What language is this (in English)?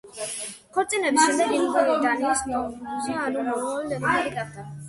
Georgian